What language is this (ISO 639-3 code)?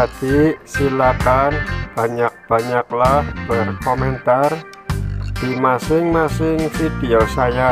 ind